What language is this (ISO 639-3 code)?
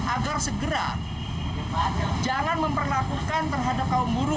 ind